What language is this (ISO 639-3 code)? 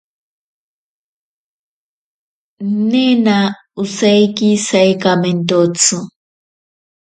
prq